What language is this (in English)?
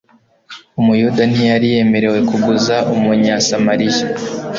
Kinyarwanda